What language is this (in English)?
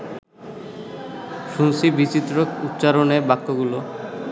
Bangla